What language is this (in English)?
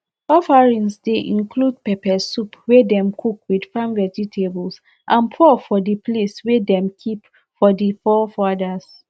Nigerian Pidgin